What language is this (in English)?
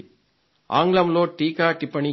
Telugu